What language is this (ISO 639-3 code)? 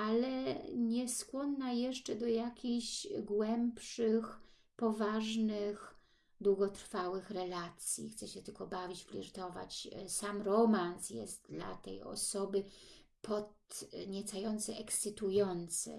pol